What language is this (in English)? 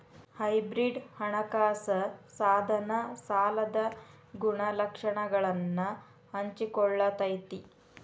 Kannada